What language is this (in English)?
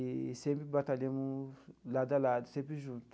Portuguese